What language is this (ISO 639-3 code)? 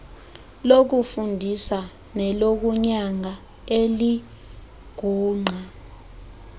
xho